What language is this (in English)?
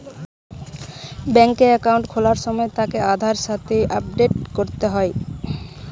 Bangla